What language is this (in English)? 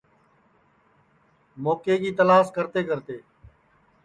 Sansi